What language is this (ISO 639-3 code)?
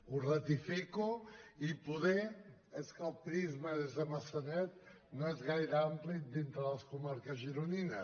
cat